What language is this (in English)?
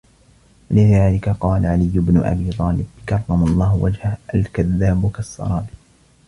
Arabic